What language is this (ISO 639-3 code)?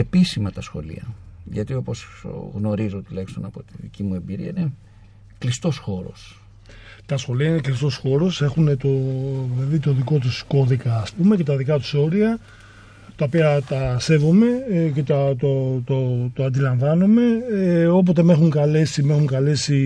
ell